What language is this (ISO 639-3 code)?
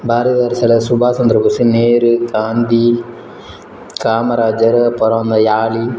tam